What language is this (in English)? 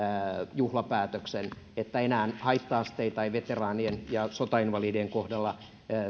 Finnish